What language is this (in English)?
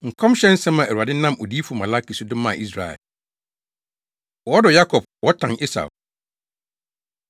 Akan